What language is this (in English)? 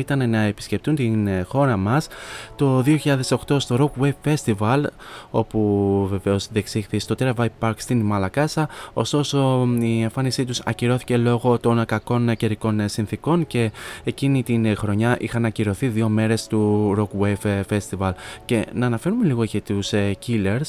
Greek